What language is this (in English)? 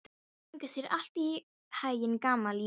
Icelandic